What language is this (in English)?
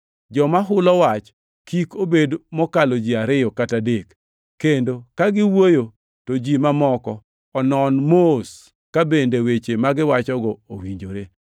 Luo (Kenya and Tanzania)